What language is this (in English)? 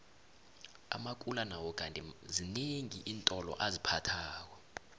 South Ndebele